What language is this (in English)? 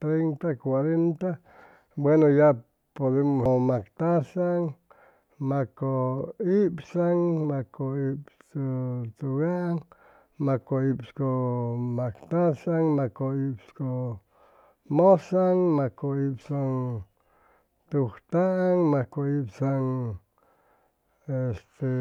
Chimalapa Zoque